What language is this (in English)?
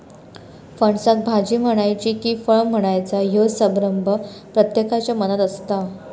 Marathi